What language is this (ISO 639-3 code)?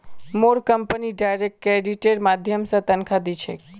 mag